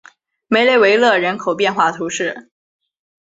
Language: Chinese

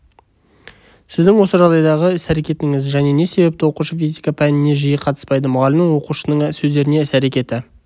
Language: Kazakh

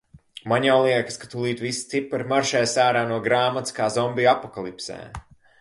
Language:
Latvian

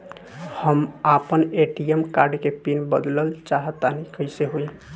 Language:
Bhojpuri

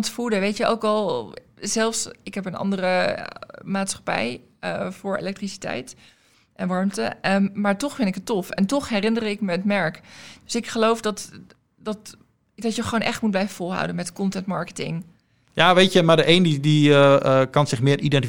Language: Dutch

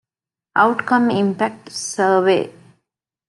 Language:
Divehi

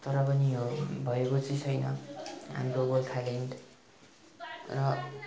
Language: Nepali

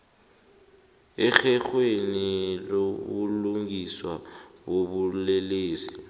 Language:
South Ndebele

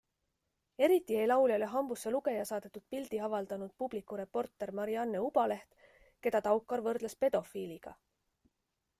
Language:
Estonian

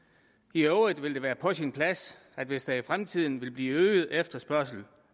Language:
Danish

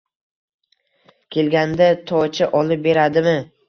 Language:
Uzbek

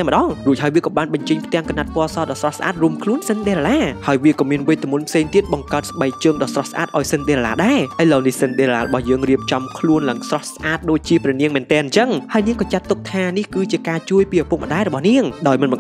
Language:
Thai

